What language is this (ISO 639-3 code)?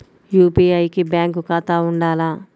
tel